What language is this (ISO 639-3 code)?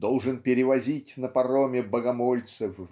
rus